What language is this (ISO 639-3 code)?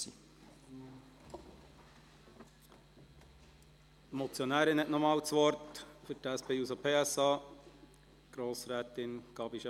gsw